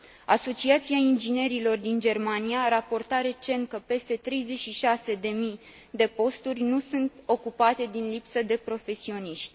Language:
Romanian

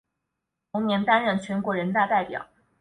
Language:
Chinese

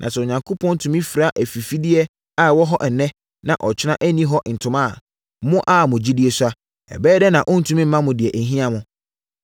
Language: Akan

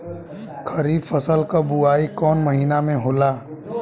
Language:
Bhojpuri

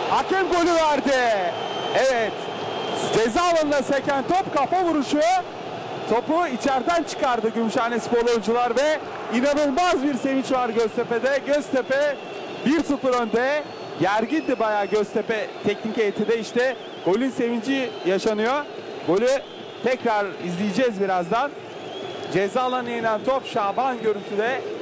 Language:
Turkish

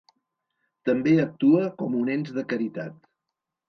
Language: Catalan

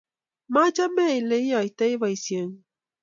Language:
Kalenjin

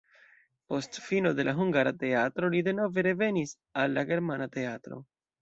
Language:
Esperanto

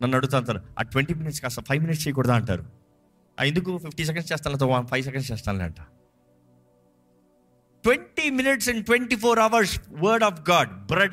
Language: Telugu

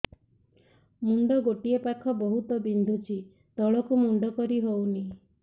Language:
Odia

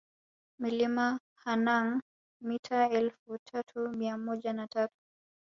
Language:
Swahili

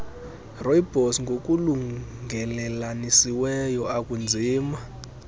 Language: Xhosa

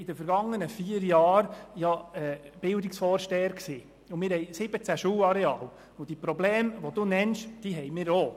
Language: Swiss German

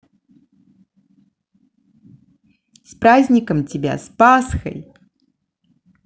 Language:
Russian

